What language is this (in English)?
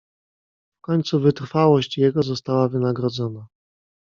Polish